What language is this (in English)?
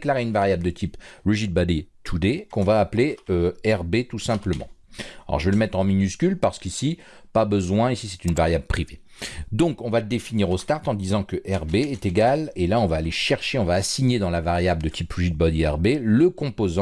French